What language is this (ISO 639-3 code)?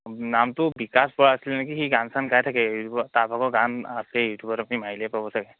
asm